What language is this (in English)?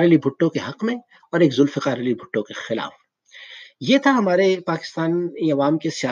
Urdu